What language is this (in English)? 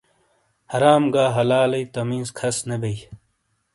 Shina